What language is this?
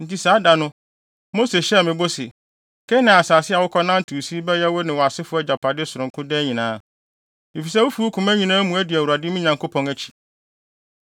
Akan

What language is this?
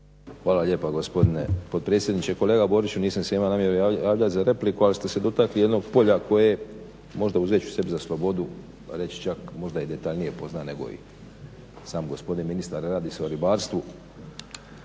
Croatian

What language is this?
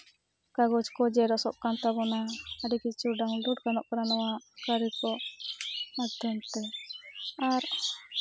Santali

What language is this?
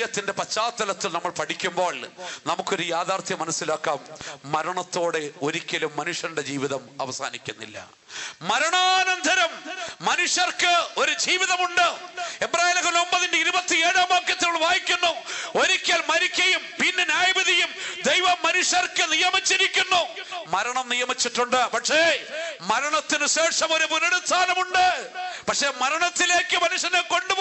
Arabic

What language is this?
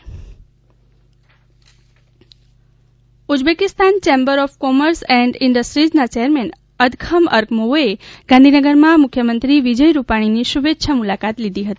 Gujarati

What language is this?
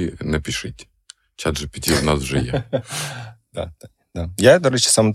Ukrainian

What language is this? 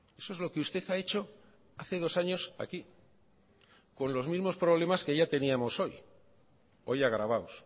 Spanish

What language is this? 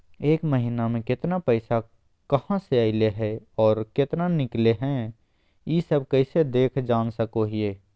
Magahi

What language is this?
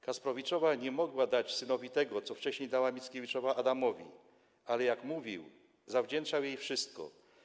Polish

